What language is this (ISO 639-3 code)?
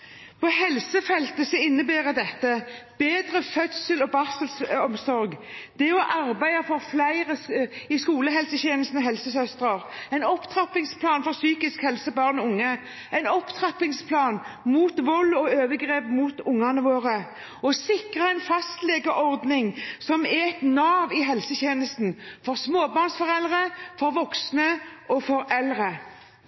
nob